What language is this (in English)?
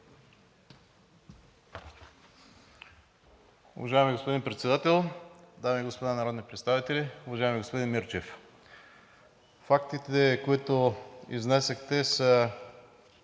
Bulgarian